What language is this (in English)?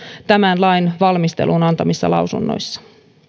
Finnish